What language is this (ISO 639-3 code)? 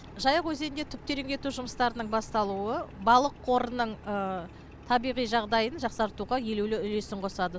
kaz